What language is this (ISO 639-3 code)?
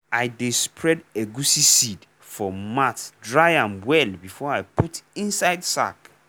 pcm